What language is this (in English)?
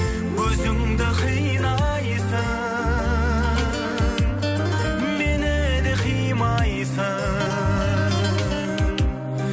Kazakh